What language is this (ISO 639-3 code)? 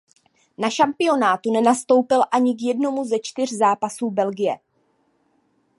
ces